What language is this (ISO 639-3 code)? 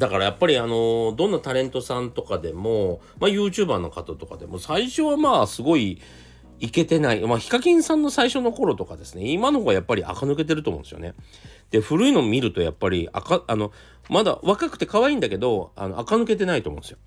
jpn